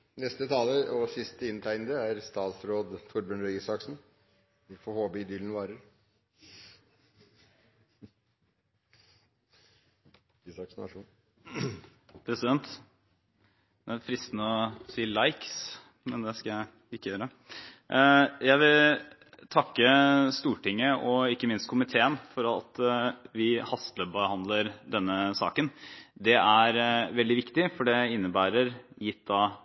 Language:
Norwegian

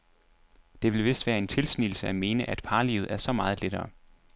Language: Danish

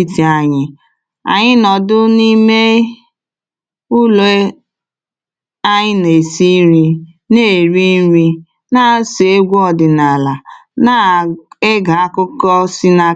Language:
Igbo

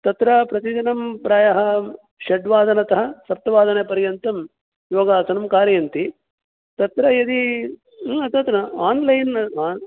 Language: Sanskrit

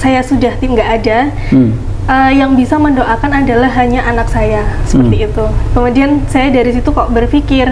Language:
Indonesian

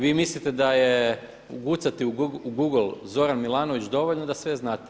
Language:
Croatian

